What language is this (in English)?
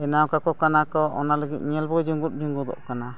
Santali